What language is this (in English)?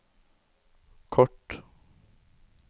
Norwegian